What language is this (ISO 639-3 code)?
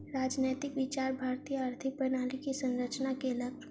mai